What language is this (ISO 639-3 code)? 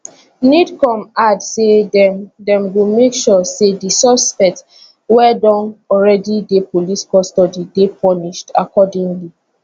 pcm